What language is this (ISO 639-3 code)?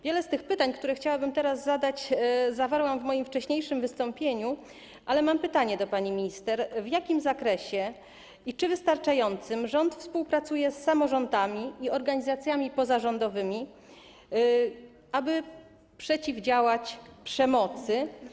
pol